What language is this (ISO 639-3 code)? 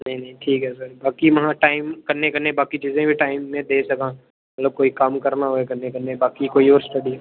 doi